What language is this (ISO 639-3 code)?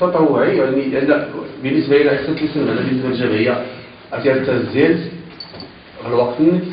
ara